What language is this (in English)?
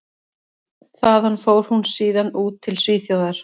Icelandic